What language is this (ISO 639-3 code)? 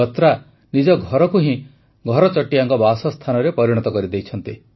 ori